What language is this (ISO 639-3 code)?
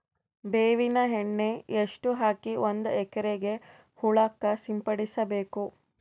kan